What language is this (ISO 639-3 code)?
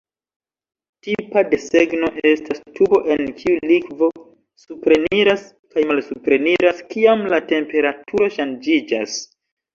epo